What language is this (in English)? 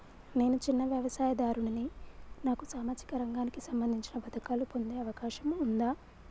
Telugu